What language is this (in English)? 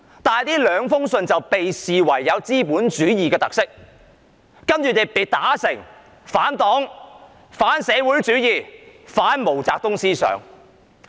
Cantonese